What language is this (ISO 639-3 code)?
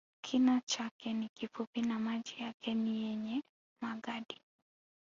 swa